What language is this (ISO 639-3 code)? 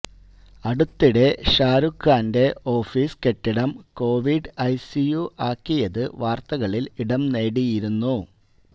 mal